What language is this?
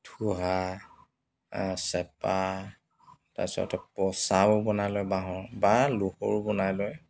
Assamese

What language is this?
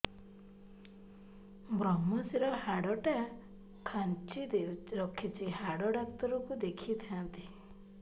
Odia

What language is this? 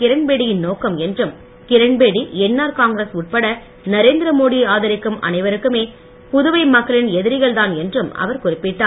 Tamil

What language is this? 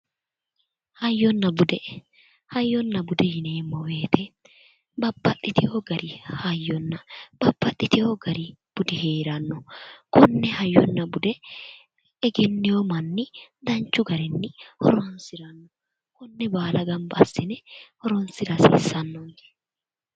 Sidamo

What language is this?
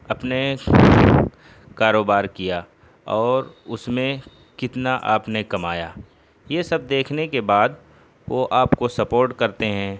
Urdu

